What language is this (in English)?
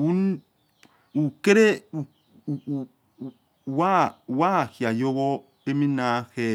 Yekhee